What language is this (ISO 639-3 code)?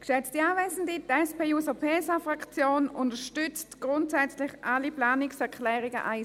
gsw